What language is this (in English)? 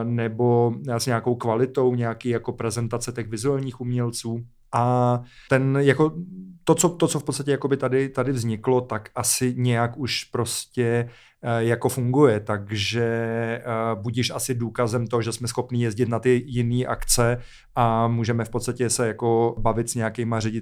Czech